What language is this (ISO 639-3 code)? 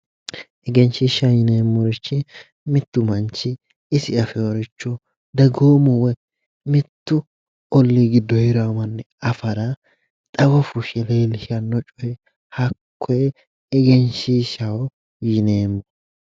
sid